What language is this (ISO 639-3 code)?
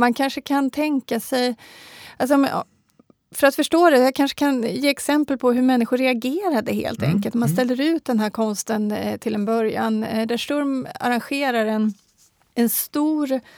swe